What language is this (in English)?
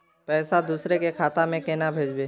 Magahi